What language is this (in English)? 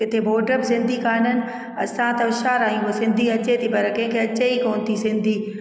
Sindhi